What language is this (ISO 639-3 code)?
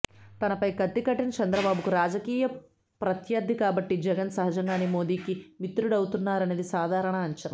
tel